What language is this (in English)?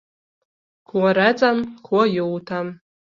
Latvian